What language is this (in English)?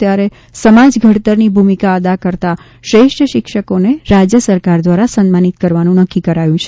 Gujarati